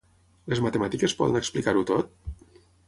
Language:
Catalan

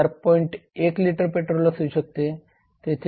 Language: Marathi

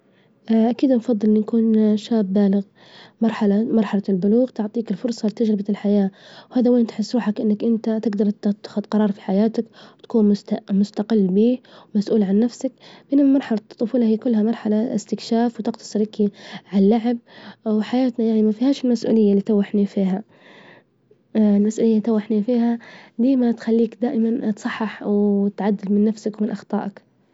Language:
Libyan Arabic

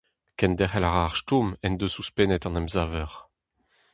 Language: Breton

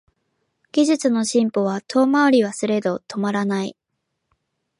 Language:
Japanese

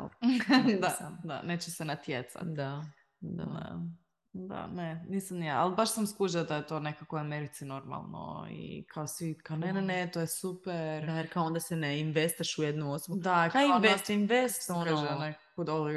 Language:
Croatian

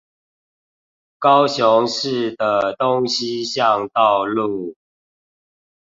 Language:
Chinese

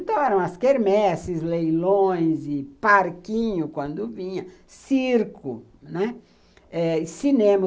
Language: Portuguese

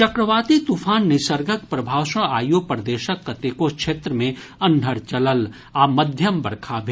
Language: Maithili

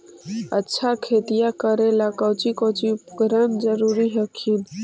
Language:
Magahi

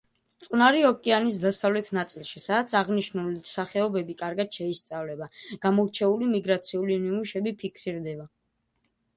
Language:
Georgian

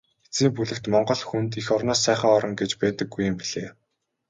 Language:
Mongolian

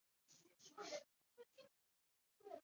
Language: Chinese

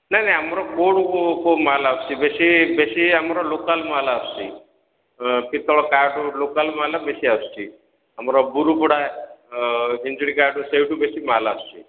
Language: Odia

